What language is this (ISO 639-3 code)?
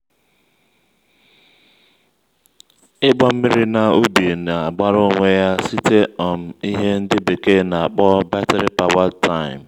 ibo